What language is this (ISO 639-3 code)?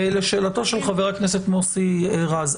heb